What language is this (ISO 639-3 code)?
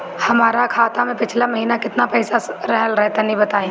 bho